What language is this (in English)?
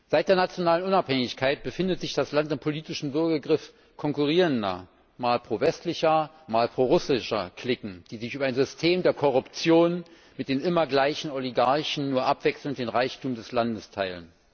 German